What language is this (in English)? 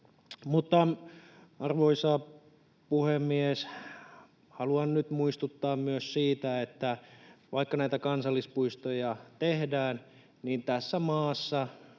Finnish